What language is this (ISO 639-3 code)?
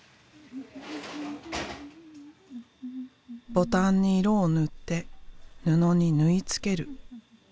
jpn